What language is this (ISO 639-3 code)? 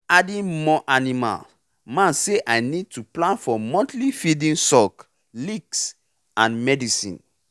pcm